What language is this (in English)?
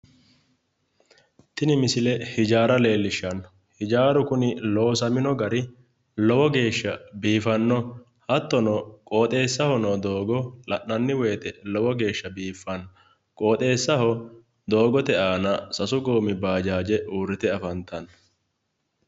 Sidamo